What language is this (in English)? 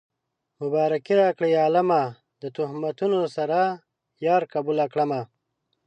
Pashto